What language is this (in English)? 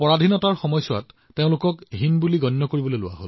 Assamese